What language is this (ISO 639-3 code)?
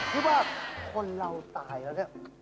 tha